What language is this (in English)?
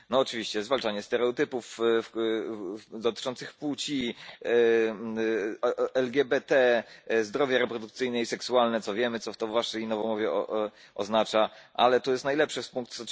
Polish